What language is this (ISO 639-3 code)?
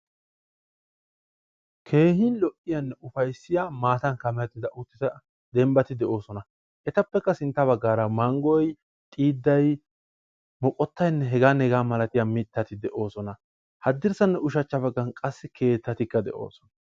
wal